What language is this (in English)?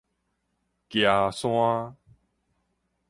Min Nan Chinese